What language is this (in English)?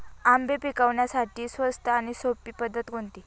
Marathi